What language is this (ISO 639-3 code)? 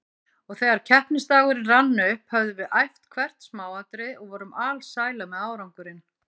isl